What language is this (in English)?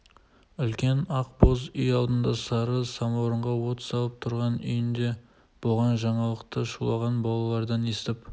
Kazakh